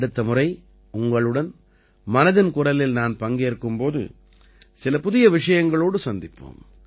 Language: Tamil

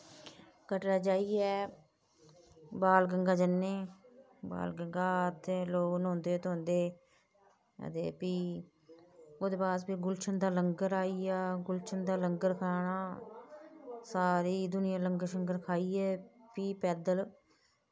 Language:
Dogri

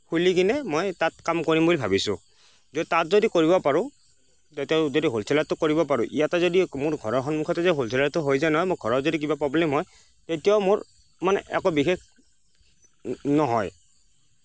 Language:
Assamese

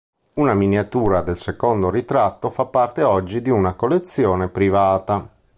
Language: Italian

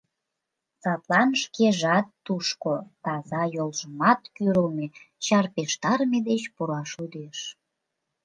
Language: Mari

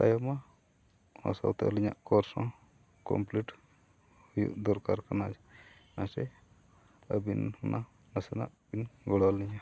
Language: Santali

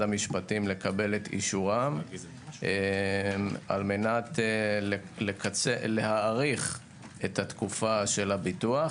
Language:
Hebrew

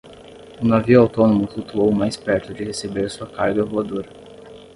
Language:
Portuguese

